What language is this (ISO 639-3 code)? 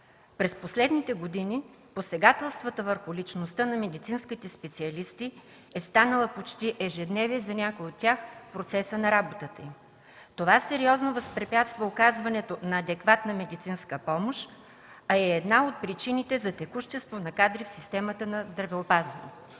bul